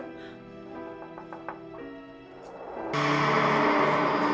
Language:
Indonesian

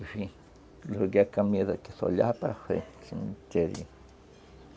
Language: Portuguese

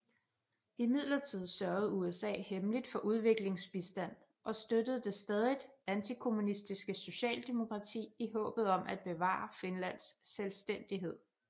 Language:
Danish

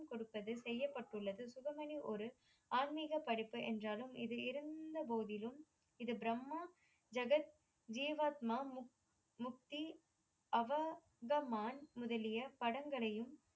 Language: Tamil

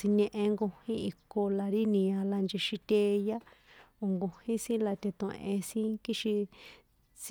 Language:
San Juan Atzingo Popoloca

